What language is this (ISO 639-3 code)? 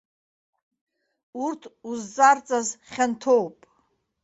abk